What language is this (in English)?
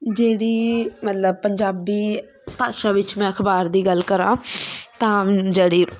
Punjabi